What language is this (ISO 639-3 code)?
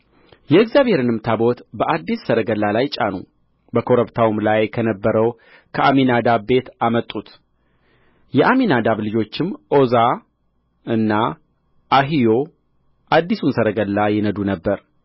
amh